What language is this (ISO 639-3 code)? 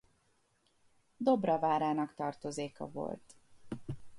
hun